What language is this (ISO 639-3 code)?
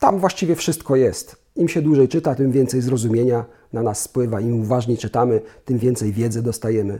pol